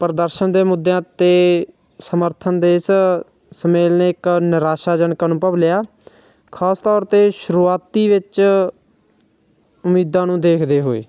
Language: Punjabi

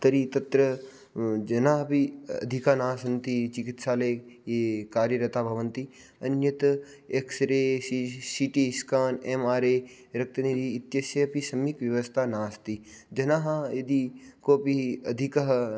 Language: Sanskrit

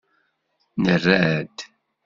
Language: Kabyle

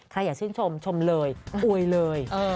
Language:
Thai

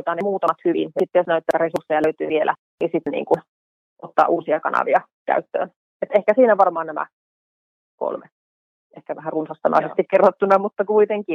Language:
Finnish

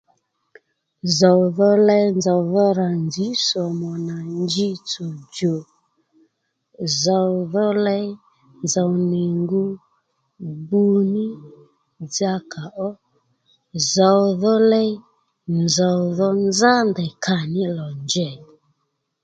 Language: Lendu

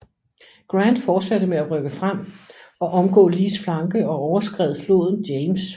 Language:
Danish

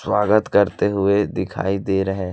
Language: Hindi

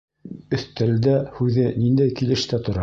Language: Bashkir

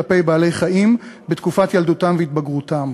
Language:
Hebrew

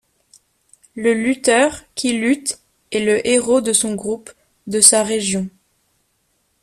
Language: French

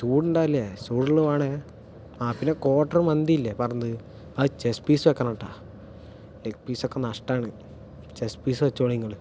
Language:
Malayalam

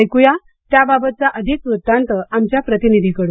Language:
Marathi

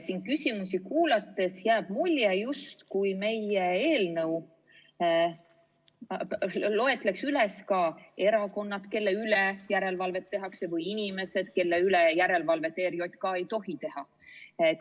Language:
Estonian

